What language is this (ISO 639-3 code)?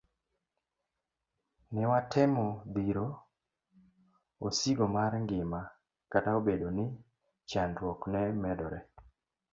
luo